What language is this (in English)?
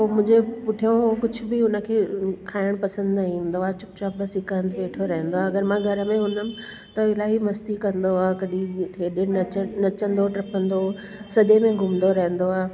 Sindhi